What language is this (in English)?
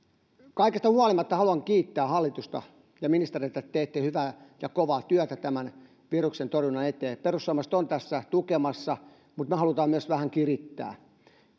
Finnish